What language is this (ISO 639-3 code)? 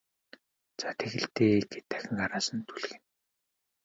mon